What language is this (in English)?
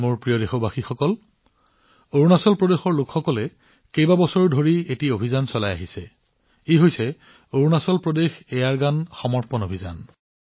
Assamese